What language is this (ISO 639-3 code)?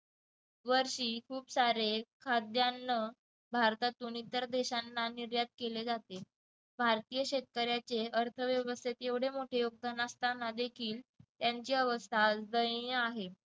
mar